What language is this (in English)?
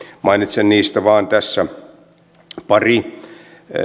Finnish